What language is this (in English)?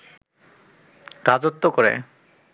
Bangla